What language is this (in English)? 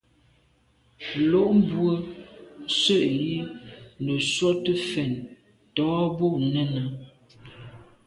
Medumba